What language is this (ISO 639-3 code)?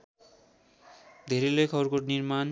nep